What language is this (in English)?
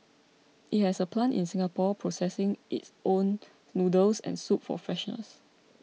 English